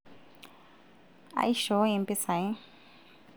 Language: Masai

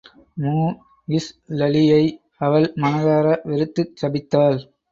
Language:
Tamil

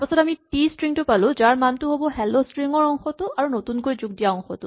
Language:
Assamese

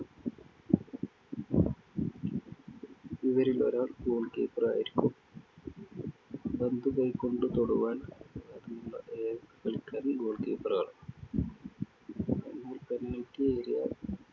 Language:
Malayalam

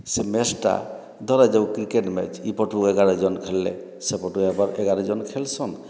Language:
Odia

